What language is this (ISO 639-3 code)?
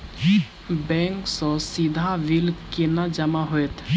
mai